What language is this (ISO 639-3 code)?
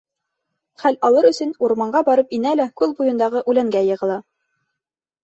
bak